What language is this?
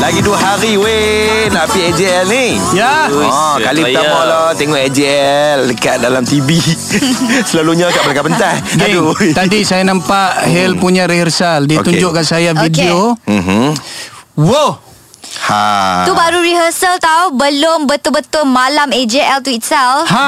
Malay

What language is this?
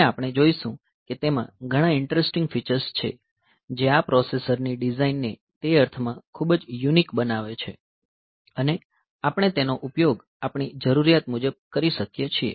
Gujarati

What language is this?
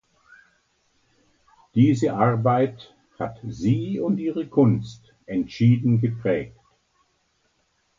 German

